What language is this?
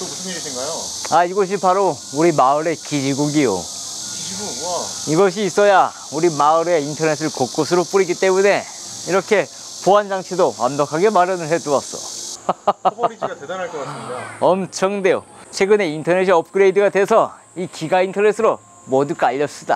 Korean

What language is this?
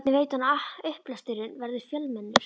Icelandic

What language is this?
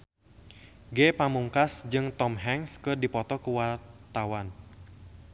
Sundanese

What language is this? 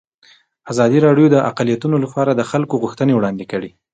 Pashto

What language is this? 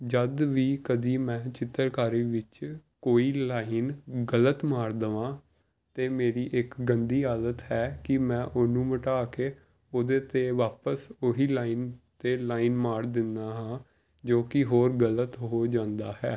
Punjabi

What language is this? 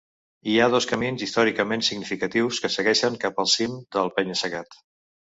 Catalan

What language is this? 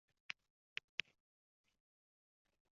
Uzbek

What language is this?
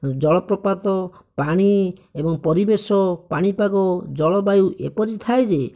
Odia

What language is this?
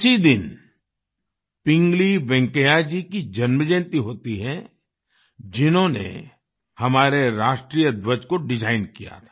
Hindi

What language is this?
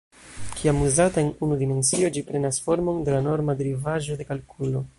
Esperanto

